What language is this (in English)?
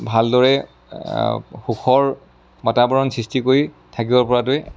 Assamese